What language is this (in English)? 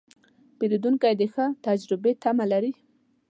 Pashto